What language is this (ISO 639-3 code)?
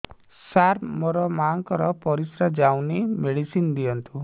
ori